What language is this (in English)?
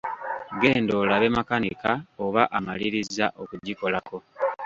Ganda